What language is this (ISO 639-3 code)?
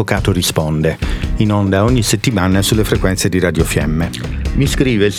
ita